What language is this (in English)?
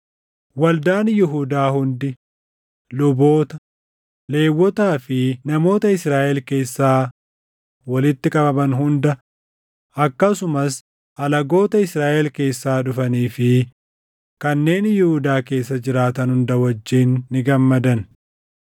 Oromo